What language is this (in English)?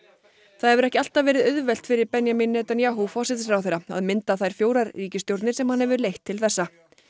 Icelandic